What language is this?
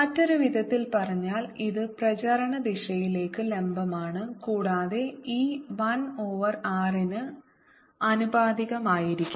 Malayalam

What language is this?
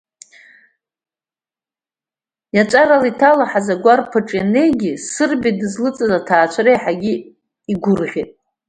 Abkhazian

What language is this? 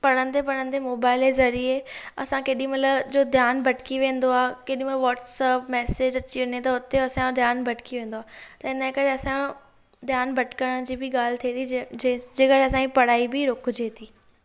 Sindhi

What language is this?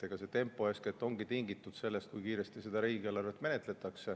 Estonian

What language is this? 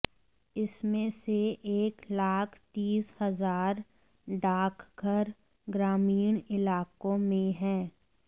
Hindi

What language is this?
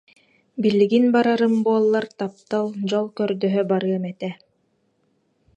Yakut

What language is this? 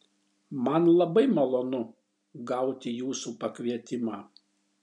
Lithuanian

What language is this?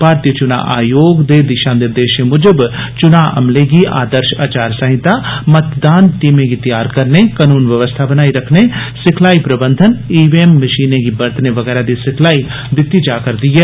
Dogri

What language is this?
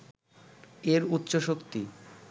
Bangla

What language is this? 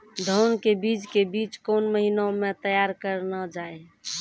Maithili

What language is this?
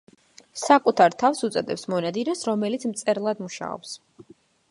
Georgian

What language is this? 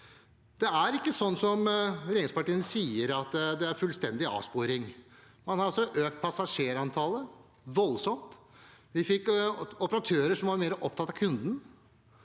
Norwegian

